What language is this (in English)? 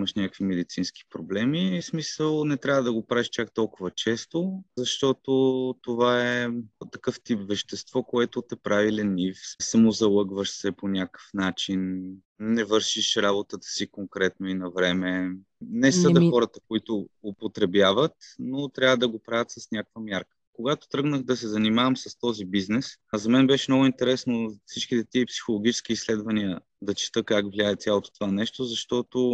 Bulgarian